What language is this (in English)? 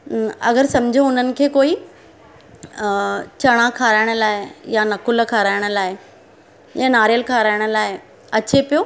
Sindhi